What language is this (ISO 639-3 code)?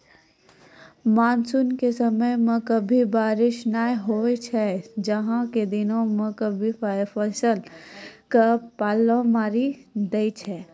mai